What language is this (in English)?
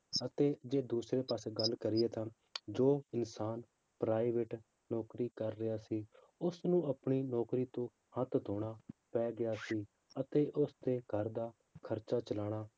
Punjabi